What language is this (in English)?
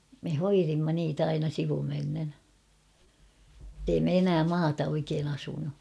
Finnish